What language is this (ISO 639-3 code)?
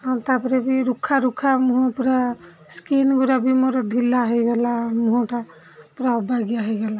ori